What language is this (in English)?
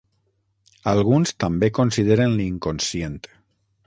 Catalan